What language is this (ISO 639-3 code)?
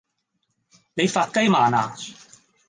yue